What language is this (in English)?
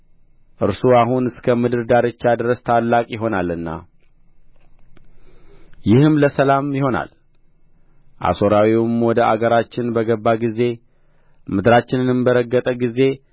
Amharic